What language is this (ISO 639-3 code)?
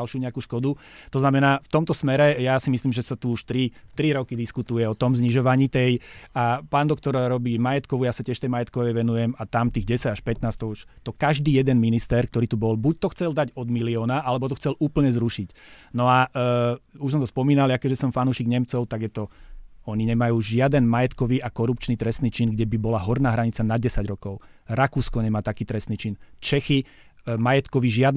slk